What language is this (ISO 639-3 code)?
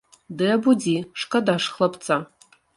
bel